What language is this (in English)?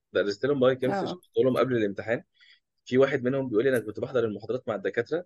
Arabic